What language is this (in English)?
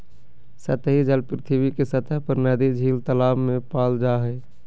Magahi